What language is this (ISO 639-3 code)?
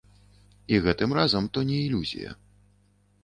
bel